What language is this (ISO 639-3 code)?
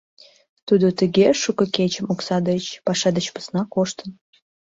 chm